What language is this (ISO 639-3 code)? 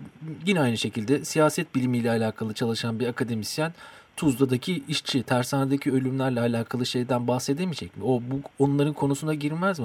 tur